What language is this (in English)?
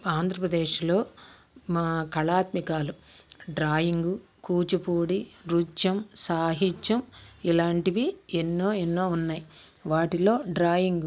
Telugu